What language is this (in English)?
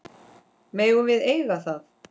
Icelandic